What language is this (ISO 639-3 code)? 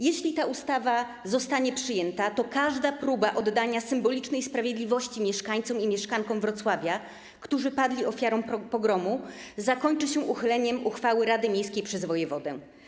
pol